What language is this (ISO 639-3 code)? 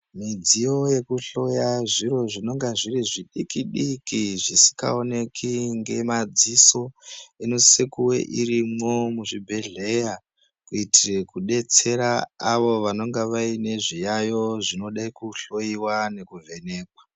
ndc